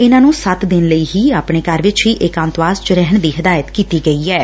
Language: Punjabi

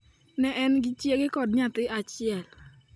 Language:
Luo (Kenya and Tanzania)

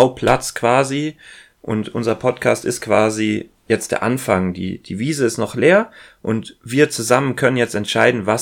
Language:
German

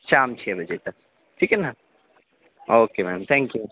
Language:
Urdu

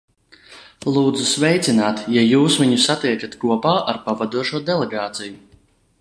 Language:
Latvian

